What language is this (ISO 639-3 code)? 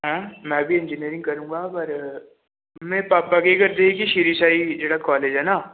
pan